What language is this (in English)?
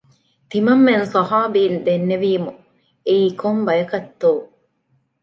Divehi